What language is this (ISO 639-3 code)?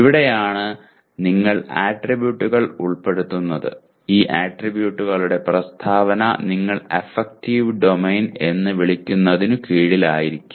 mal